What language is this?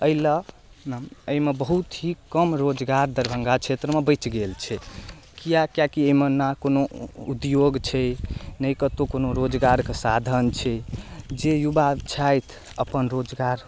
Maithili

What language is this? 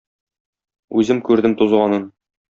Tatar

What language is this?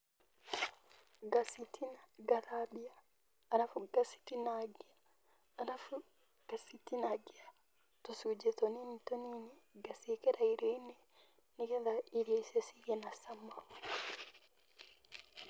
Kikuyu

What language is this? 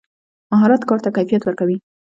Pashto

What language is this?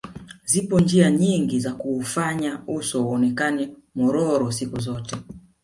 Swahili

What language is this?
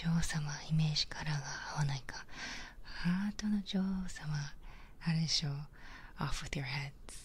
Japanese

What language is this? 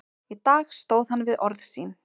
Icelandic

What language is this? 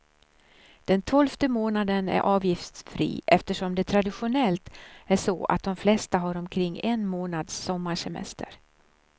Swedish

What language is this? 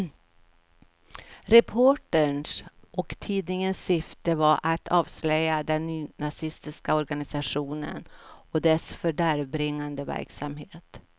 Swedish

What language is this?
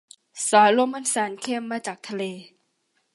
Thai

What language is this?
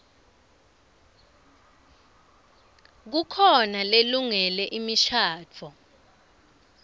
Swati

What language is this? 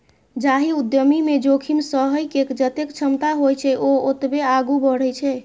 Maithili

